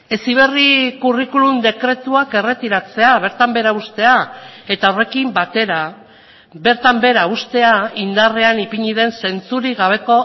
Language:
Basque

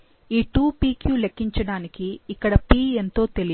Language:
Telugu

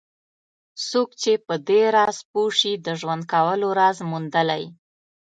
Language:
Pashto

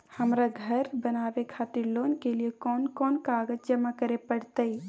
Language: Maithili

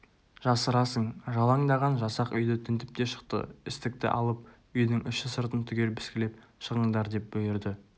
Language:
Kazakh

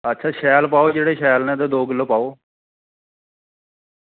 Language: Dogri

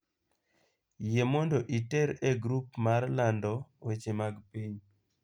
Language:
Luo (Kenya and Tanzania)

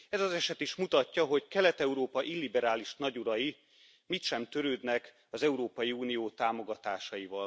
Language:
Hungarian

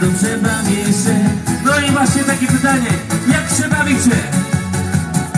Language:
Polish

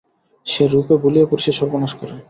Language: Bangla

